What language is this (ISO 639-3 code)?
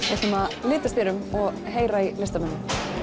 isl